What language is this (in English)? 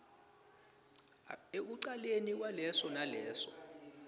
Swati